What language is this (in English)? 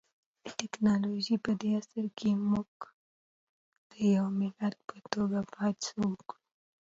Pashto